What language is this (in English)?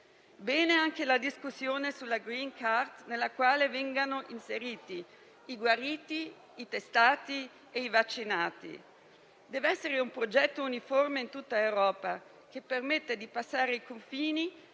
Italian